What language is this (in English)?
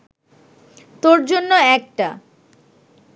Bangla